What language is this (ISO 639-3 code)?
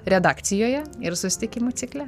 lit